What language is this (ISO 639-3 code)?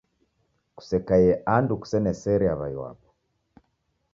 dav